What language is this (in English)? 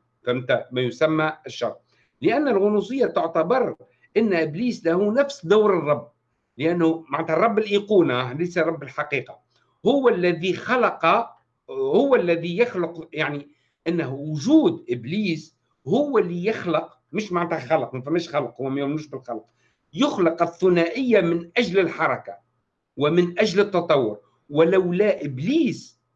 Arabic